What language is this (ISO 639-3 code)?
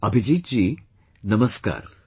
eng